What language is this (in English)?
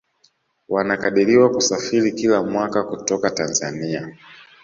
Swahili